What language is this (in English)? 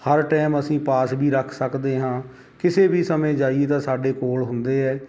Punjabi